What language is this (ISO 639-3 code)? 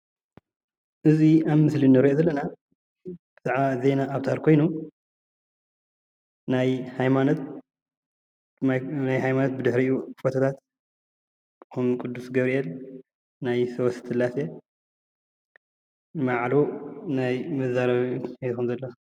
tir